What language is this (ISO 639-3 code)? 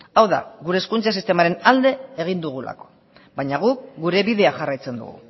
eus